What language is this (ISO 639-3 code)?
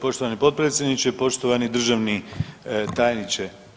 hrv